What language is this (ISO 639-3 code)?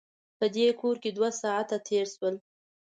pus